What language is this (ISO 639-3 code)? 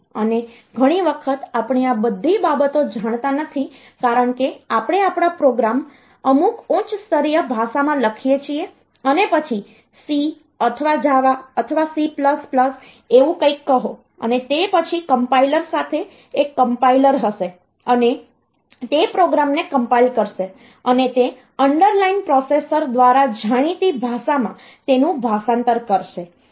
guj